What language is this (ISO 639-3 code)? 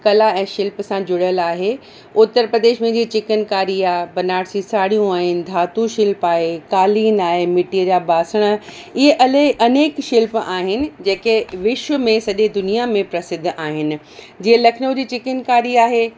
snd